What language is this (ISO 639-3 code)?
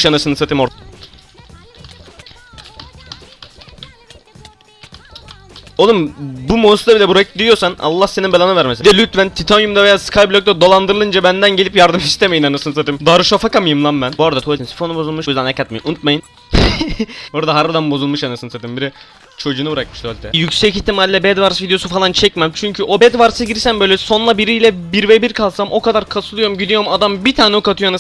tur